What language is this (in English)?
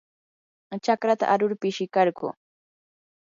Yanahuanca Pasco Quechua